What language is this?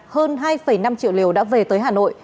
Vietnamese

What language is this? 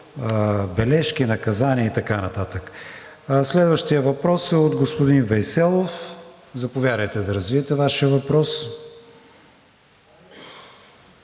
Bulgarian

